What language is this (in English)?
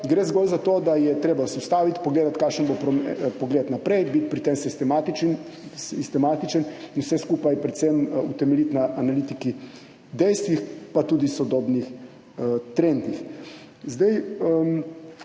Slovenian